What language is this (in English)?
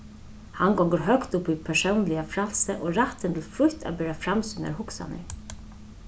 Faroese